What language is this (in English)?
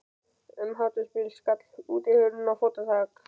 Icelandic